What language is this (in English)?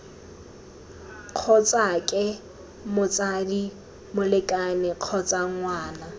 Tswana